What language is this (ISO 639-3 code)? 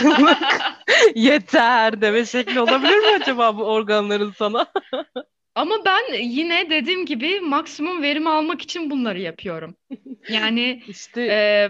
tur